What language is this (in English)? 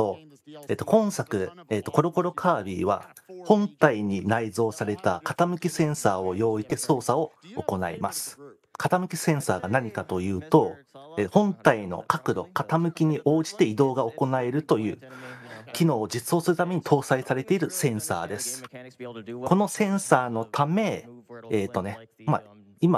Japanese